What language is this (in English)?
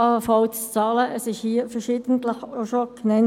Swiss German